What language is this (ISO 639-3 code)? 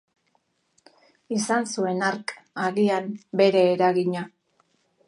eus